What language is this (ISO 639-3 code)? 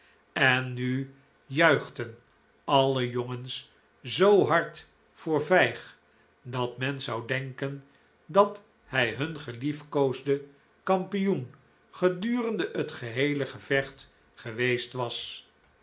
nld